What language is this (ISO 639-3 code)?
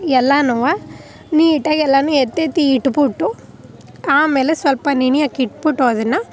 kan